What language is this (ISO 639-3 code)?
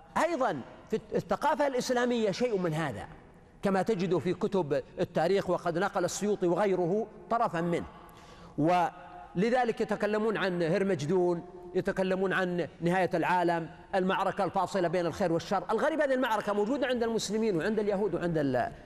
ara